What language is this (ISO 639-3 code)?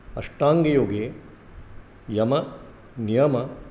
san